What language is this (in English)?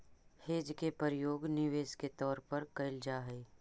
Magahi